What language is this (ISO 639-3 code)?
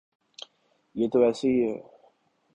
urd